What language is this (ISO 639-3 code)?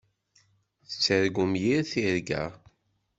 kab